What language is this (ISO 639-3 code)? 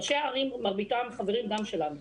heb